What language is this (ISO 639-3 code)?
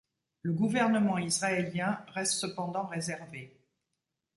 fra